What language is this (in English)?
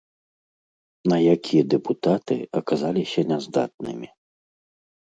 Belarusian